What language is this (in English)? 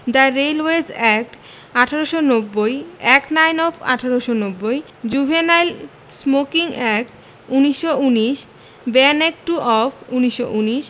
Bangla